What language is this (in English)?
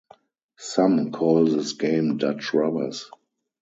English